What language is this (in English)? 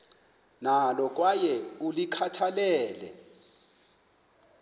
Xhosa